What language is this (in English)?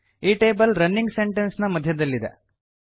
Kannada